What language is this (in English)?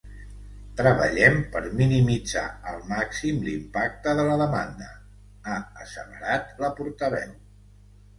Catalan